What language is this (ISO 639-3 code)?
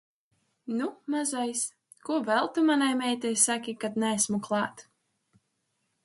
lav